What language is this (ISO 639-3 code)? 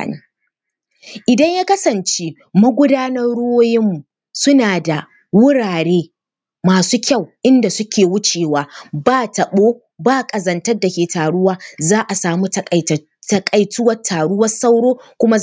hau